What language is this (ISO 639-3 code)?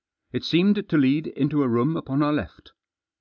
eng